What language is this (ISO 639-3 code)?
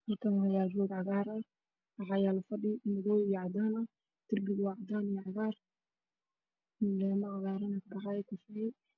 som